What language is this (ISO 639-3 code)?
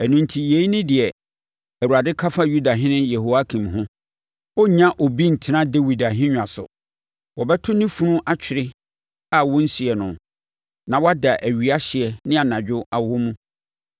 aka